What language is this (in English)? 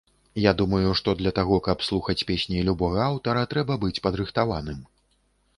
Belarusian